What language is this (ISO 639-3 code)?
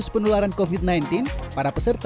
ind